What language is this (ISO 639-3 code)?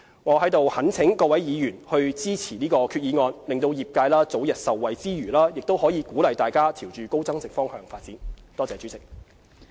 yue